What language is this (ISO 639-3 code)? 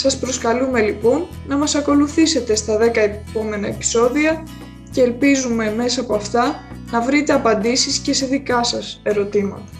ell